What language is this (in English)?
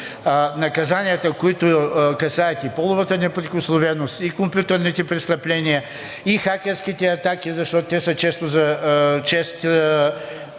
Bulgarian